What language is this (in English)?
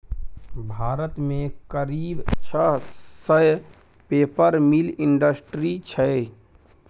Maithili